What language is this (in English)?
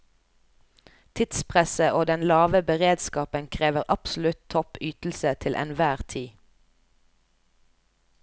Norwegian